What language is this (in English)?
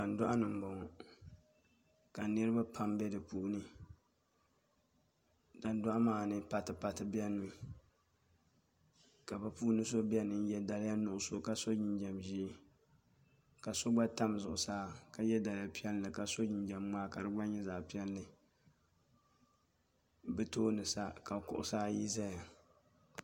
Dagbani